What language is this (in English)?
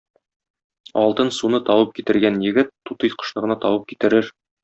Tatar